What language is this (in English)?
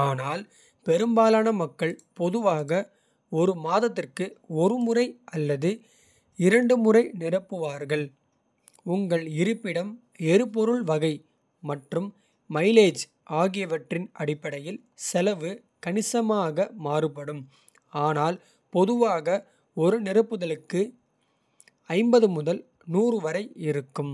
Kota (India)